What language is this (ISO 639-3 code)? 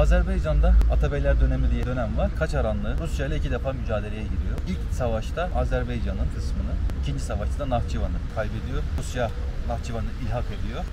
tur